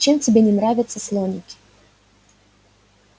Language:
Russian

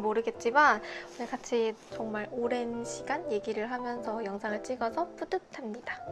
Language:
Korean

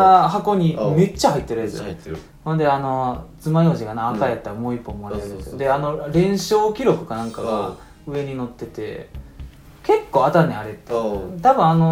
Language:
Japanese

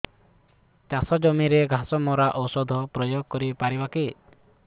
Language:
Odia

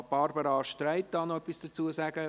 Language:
Swiss German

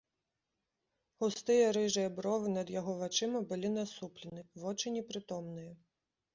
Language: Belarusian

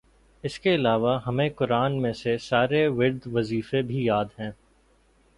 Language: Urdu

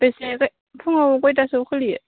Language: Bodo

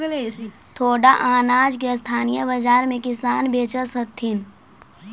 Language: Magahi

